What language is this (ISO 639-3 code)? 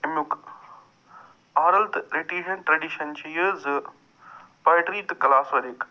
kas